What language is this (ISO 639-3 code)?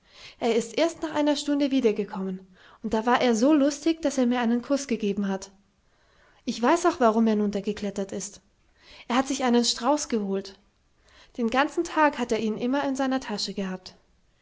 deu